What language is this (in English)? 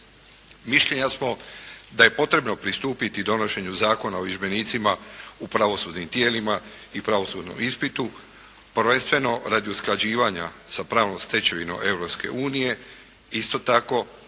Croatian